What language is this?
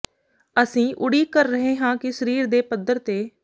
Punjabi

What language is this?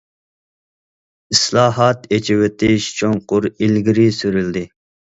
Uyghur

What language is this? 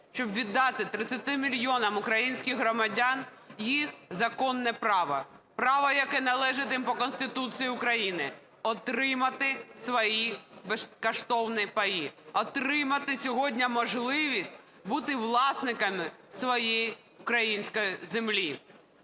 Ukrainian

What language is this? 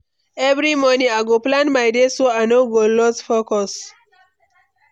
Nigerian Pidgin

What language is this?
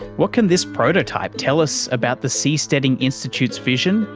English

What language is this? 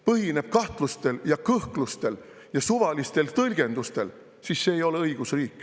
Estonian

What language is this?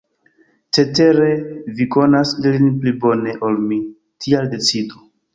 Esperanto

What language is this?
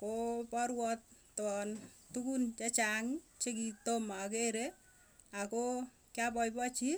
Tugen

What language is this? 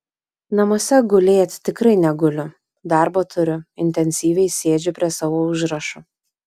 Lithuanian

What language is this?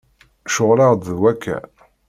Kabyle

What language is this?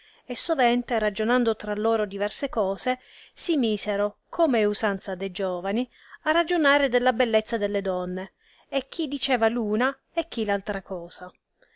Italian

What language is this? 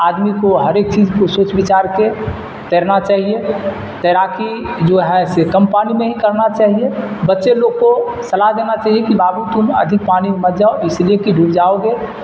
Urdu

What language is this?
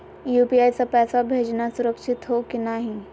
Magahi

